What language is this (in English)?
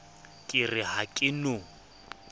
Southern Sotho